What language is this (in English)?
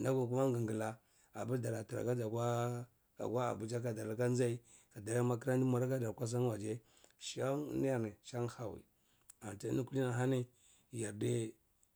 Cibak